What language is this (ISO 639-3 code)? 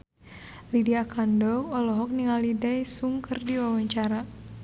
sun